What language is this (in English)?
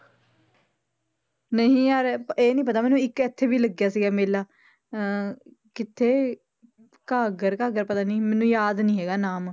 Punjabi